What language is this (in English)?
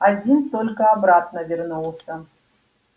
Russian